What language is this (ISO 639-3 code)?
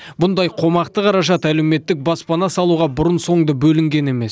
kaz